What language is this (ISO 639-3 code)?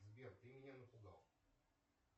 rus